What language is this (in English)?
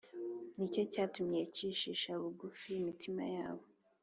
Kinyarwanda